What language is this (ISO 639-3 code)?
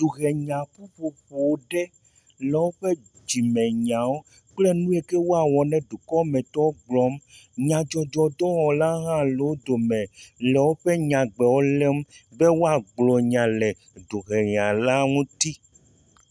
ewe